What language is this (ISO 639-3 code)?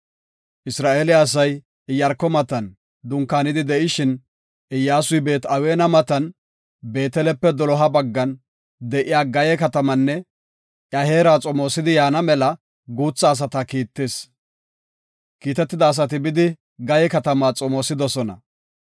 gof